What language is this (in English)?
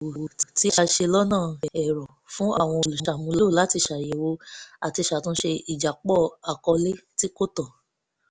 Yoruba